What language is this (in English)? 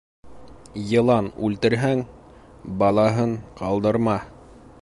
Bashkir